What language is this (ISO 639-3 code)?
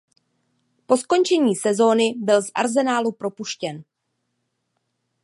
ces